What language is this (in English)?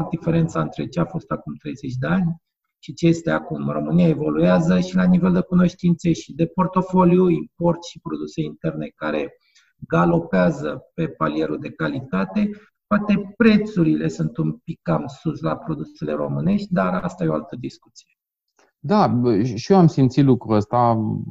Romanian